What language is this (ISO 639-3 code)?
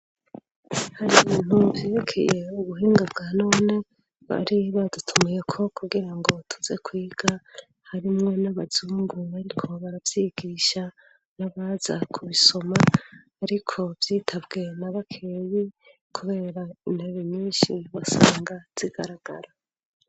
run